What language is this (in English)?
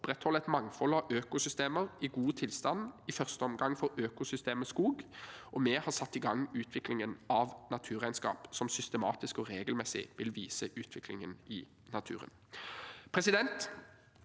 Norwegian